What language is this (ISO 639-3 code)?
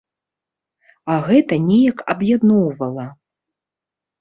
bel